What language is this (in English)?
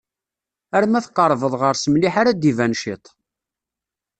Kabyle